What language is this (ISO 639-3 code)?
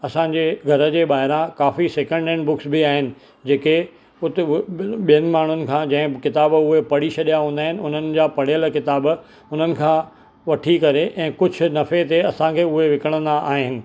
snd